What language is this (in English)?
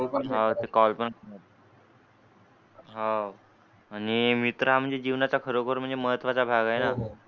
Marathi